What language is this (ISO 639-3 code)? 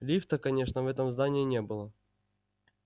rus